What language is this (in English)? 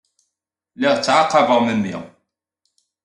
Kabyle